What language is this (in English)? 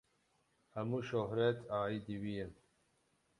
Kurdish